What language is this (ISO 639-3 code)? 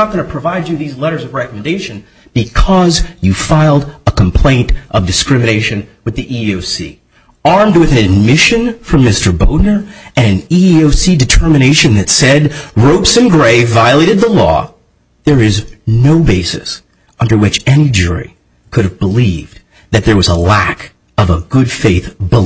eng